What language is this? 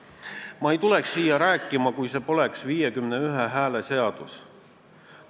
Estonian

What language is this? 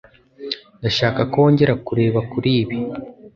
Kinyarwanda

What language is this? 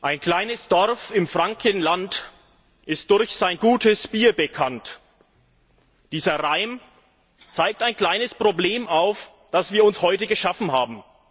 German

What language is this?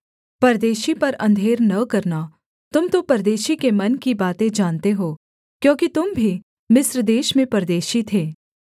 Hindi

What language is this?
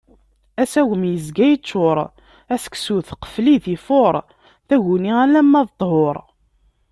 Kabyle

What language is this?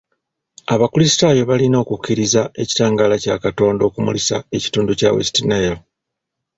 Ganda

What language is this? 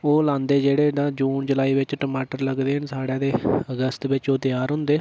Dogri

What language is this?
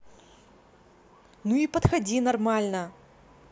Russian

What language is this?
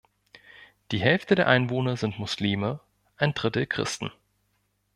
German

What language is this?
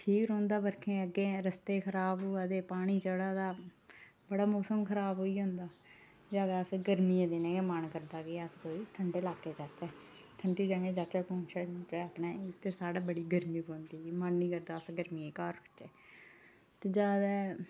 Dogri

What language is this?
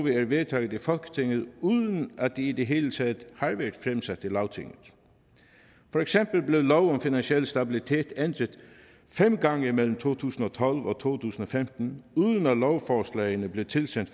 Danish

